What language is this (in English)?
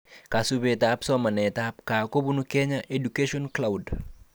Kalenjin